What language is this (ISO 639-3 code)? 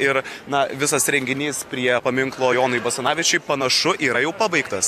lit